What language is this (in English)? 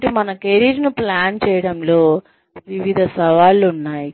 Telugu